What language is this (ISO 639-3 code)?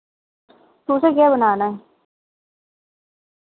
doi